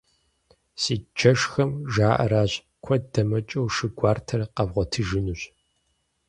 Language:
Kabardian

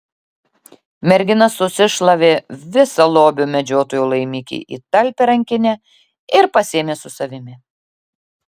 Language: Lithuanian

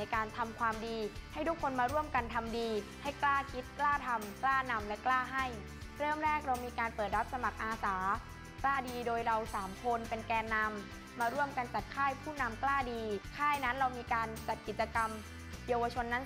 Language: Thai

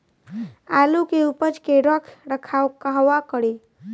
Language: Bhojpuri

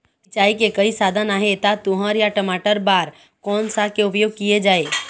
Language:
Chhattisgarhi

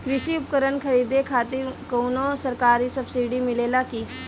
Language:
Bhojpuri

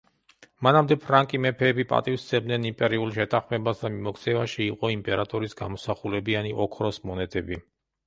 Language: Georgian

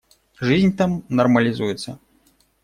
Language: Russian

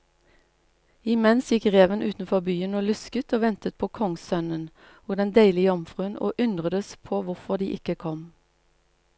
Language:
Norwegian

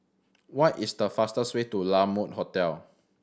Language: English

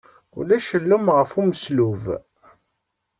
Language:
Kabyle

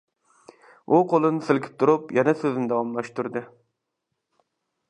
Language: Uyghur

